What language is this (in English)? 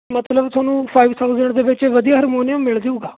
Punjabi